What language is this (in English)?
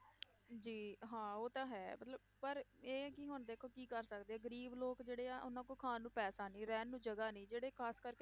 Punjabi